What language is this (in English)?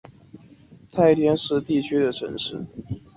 Chinese